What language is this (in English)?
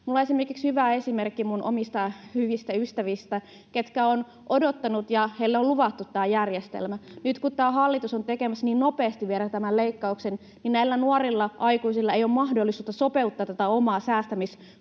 Finnish